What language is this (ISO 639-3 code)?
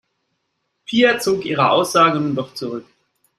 deu